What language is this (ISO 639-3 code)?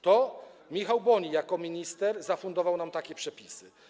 pol